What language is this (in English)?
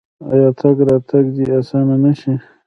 Pashto